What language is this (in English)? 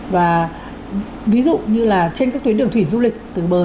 Vietnamese